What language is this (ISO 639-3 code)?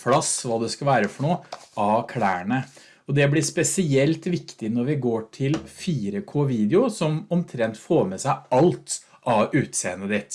nor